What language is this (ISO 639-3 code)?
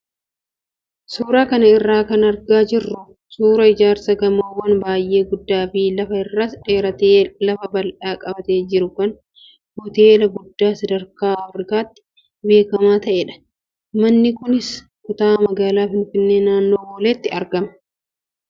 orm